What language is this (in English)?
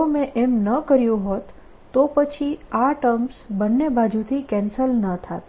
Gujarati